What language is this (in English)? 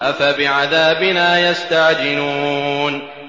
Arabic